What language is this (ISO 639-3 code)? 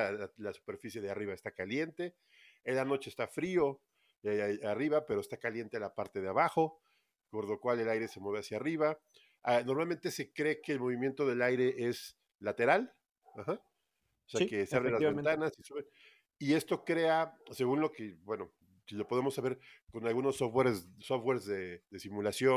spa